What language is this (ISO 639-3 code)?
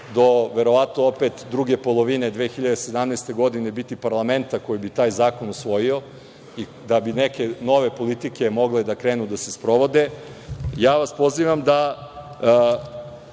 srp